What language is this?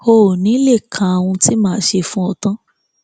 Yoruba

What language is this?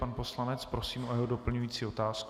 Czech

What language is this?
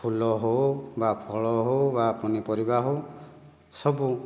Odia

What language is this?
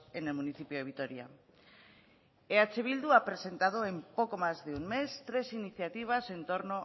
Spanish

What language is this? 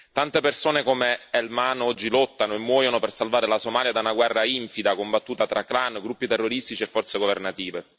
Italian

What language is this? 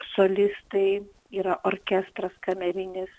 Lithuanian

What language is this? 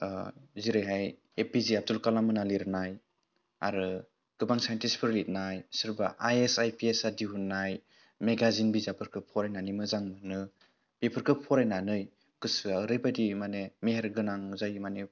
Bodo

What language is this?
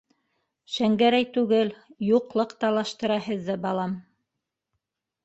Bashkir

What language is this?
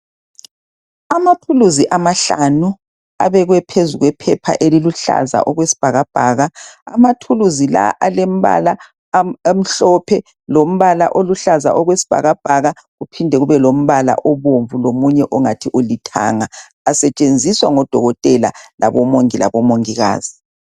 North Ndebele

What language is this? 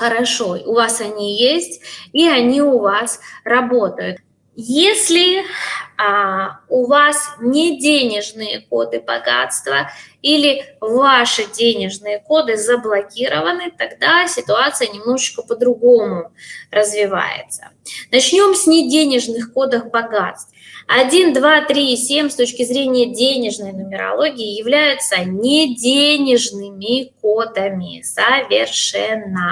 Russian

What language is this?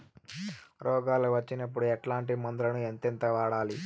Telugu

